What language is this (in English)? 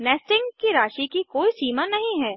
Hindi